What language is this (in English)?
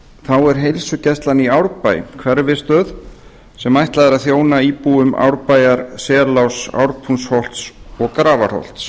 Icelandic